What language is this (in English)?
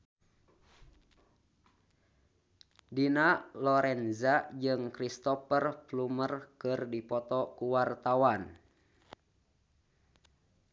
Sundanese